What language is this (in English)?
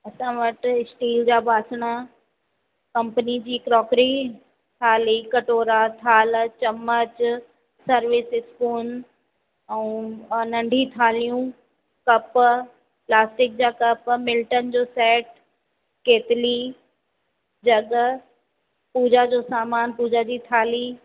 Sindhi